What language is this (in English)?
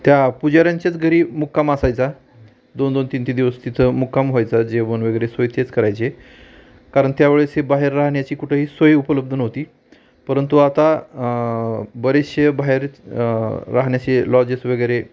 Marathi